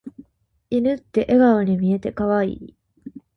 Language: Japanese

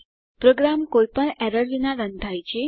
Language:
Gujarati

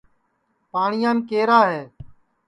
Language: Sansi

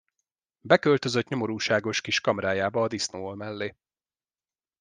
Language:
Hungarian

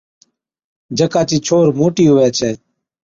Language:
Od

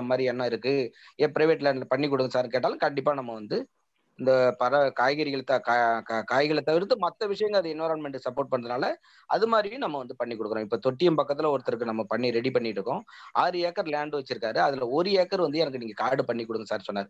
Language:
Tamil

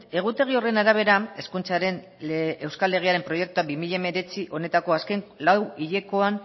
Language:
Basque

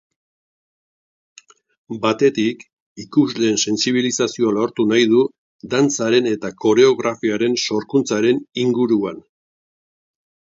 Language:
Basque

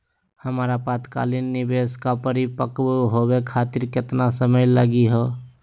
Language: Magahi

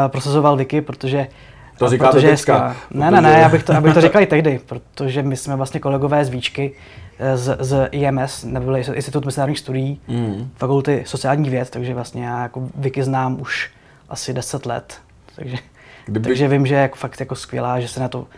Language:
Czech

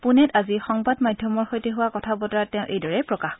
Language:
Assamese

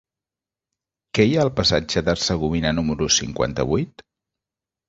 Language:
Catalan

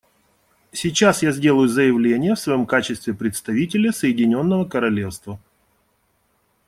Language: Russian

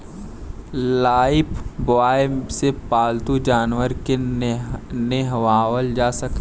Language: Bhojpuri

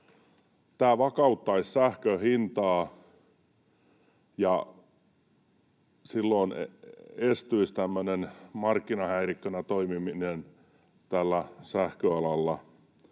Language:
Finnish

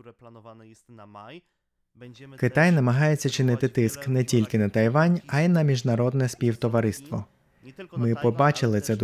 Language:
Ukrainian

